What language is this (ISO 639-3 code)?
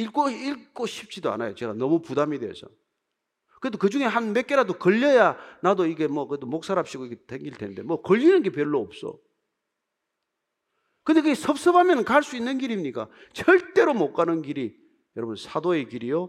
kor